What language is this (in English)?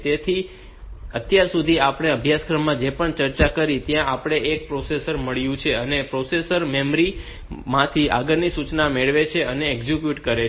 Gujarati